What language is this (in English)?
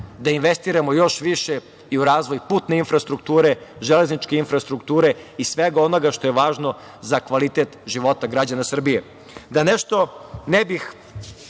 Serbian